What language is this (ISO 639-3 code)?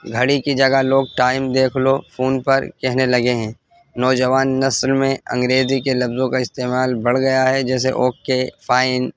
urd